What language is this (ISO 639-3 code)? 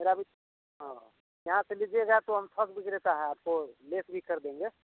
hin